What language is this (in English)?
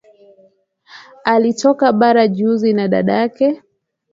Swahili